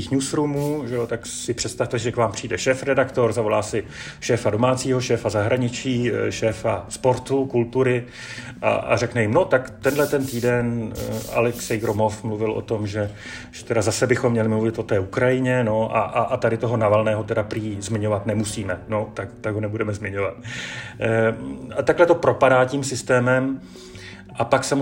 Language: Czech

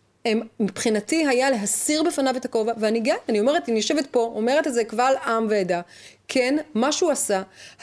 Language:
Hebrew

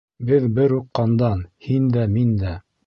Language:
Bashkir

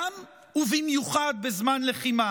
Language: Hebrew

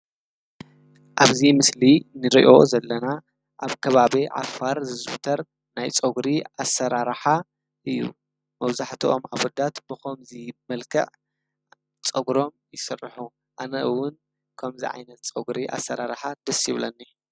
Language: Tigrinya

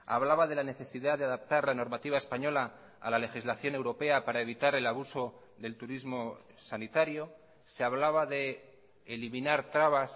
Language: Spanish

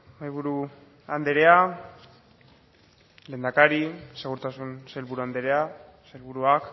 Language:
Basque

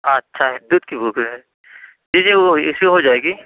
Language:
Urdu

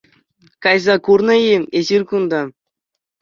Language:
Chuvash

